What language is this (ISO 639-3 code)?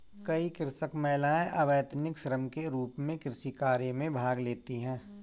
hin